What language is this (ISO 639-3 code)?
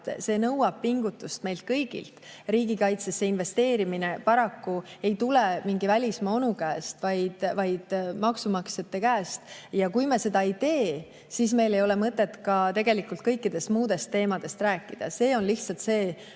est